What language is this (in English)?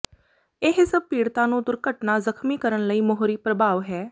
Punjabi